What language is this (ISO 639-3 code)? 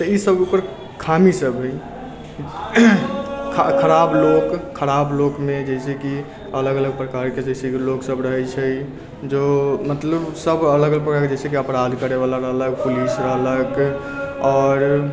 mai